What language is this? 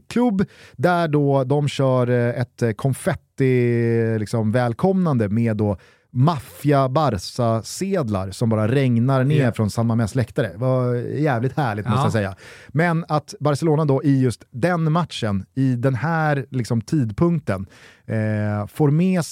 Swedish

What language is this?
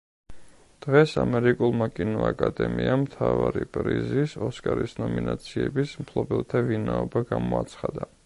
Georgian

